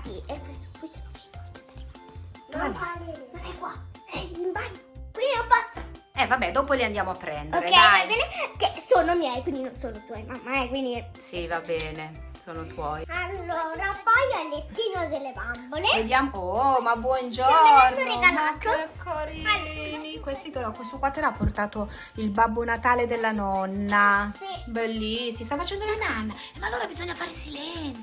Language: Italian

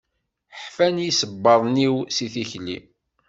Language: Kabyle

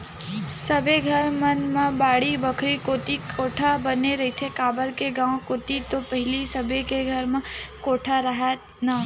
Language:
Chhattisgarhi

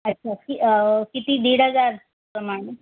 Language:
Marathi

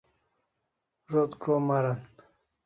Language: Kalasha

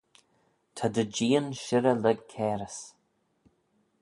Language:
Manx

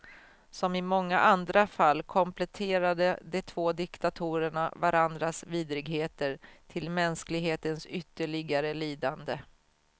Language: Swedish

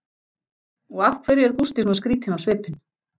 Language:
Icelandic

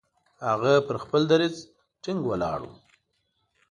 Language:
Pashto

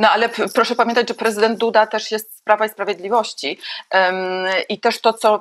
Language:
Polish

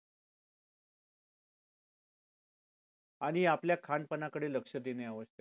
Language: Marathi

